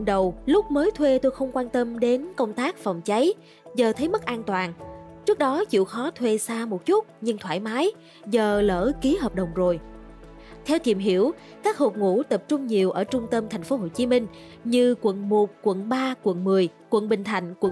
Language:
Vietnamese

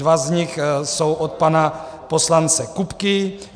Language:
Czech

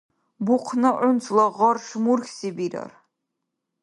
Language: Dargwa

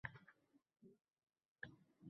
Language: Uzbek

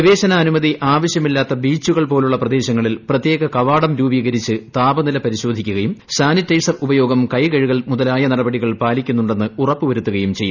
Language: Malayalam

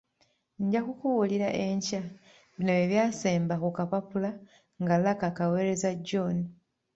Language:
Ganda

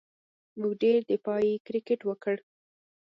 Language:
Pashto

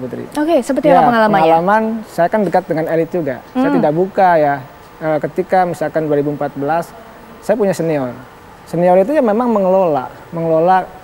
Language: Indonesian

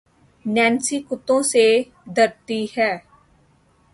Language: Urdu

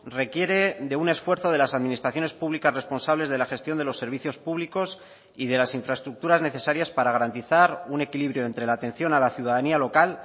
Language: Spanish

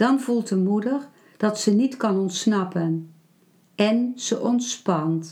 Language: Dutch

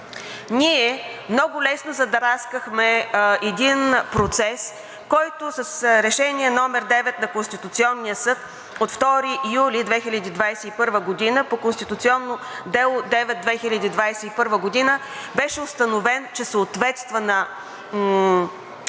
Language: Bulgarian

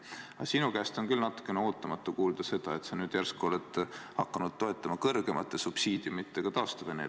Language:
Estonian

